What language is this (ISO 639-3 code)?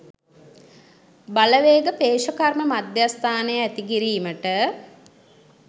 sin